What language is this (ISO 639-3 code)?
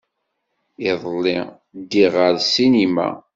kab